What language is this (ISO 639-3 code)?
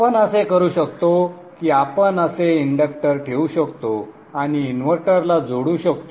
mar